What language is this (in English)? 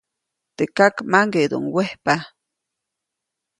Copainalá Zoque